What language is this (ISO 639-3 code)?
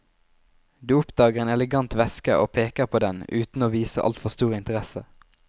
nor